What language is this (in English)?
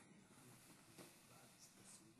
Hebrew